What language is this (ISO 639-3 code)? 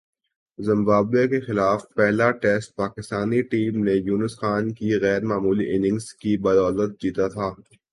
urd